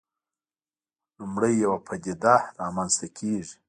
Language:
Pashto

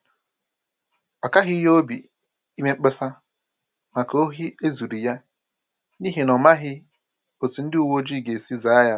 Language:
Igbo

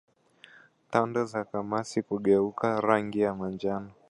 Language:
Swahili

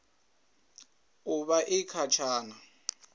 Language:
Venda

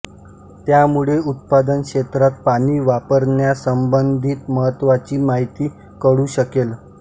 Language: Marathi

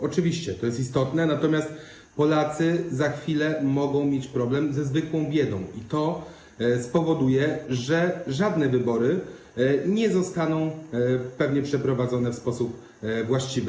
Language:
Polish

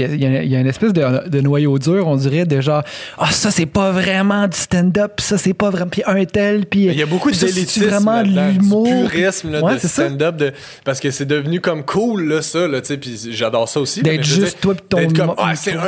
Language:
French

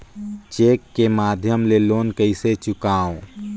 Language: Chhattisgarhi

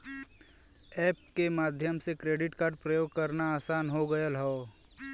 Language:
Bhojpuri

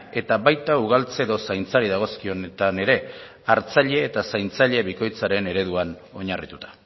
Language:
Basque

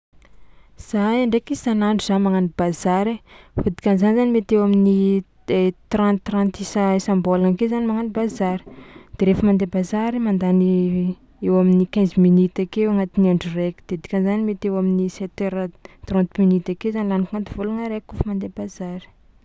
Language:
Tsimihety Malagasy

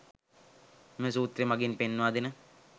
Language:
Sinhala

